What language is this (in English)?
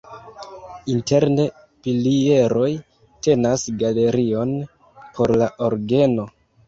Esperanto